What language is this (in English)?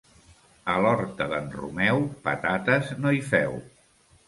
Catalan